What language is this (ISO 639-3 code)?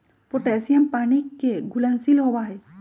mag